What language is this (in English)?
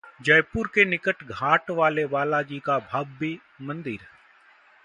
Hindi